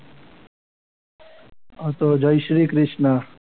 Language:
Gujarati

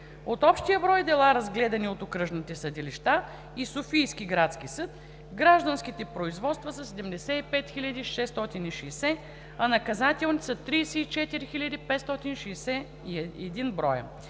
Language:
Bulgarian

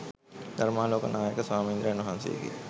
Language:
Sinhala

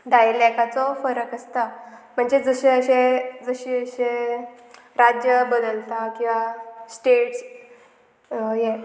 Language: Konkani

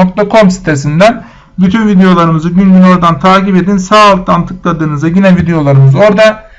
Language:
Turkish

